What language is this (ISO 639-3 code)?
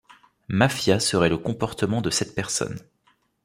fra